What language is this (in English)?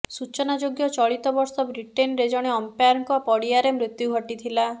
Odia